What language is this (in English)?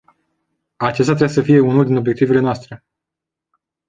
Romanian